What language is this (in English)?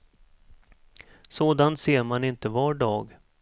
Swedish